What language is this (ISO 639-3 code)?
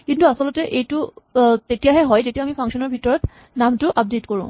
asm